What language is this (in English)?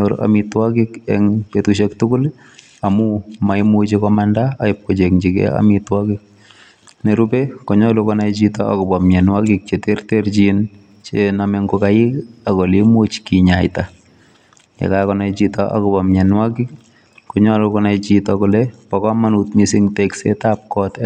Kalenjin